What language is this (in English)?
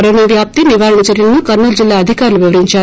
Telugu